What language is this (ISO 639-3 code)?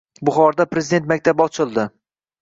uzb